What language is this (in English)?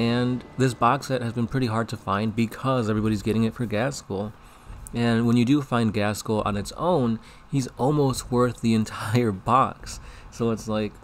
English